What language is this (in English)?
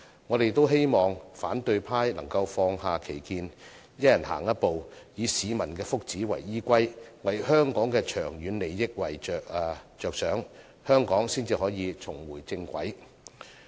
Cantonese